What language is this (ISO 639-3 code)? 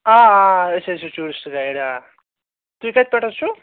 kas